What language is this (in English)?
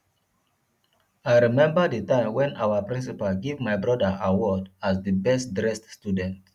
Nigerian Pidgin